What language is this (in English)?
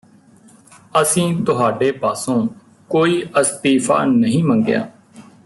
Punjabi